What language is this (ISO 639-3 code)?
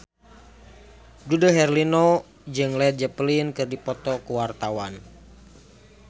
sun